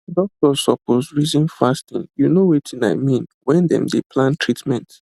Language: Nigerian Pidgin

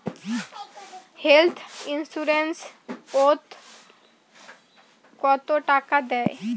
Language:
Bangla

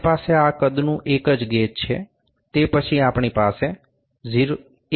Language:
Gujarati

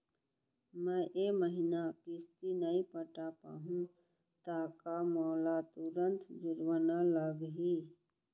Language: Chhattisgarhi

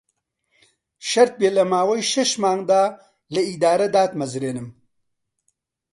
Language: Central Kurdish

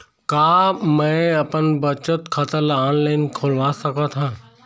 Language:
Chhattisgarhi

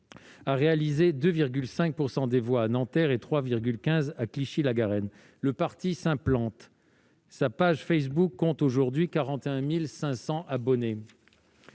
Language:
French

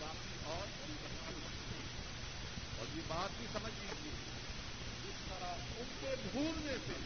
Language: Urdu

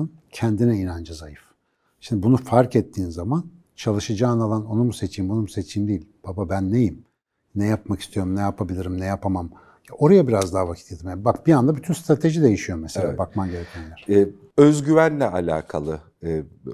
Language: Turkish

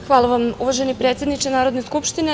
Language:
Serbian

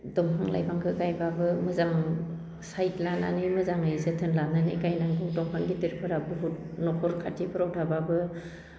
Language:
Bodo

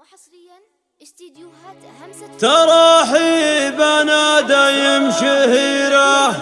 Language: Arabic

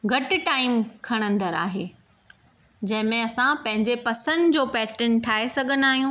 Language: Sindhi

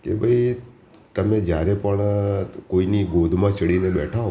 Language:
Gujarati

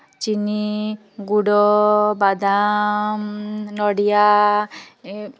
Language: Odia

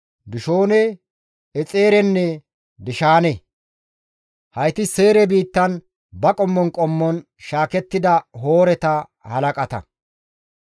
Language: Gamo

